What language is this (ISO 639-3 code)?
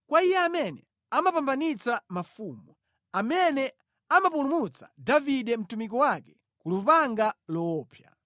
nya